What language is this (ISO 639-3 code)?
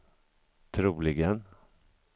swe